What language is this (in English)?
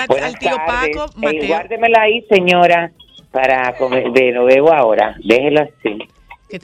Spanish